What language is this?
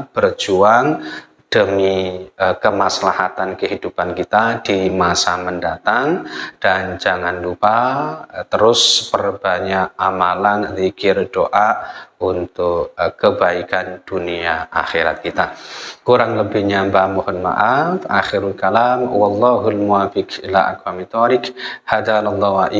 Indonesian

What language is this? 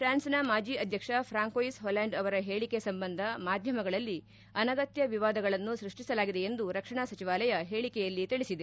Kannada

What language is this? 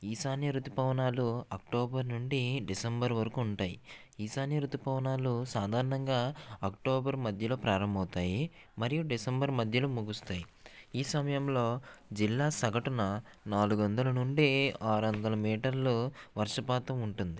Telugu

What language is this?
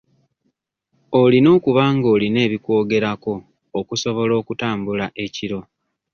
Ganda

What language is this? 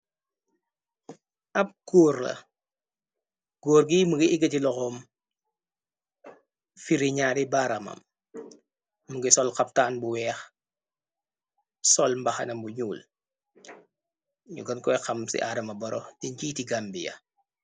Wolof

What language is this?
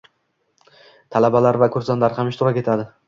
Uzbek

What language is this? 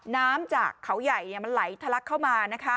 Thai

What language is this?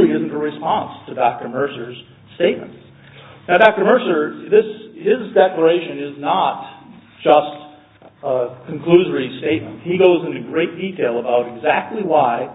English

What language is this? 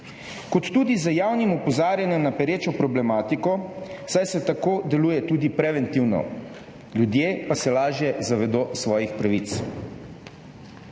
Slovenian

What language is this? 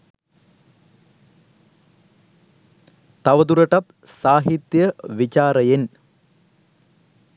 Sinhala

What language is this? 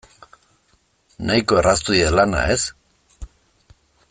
Basque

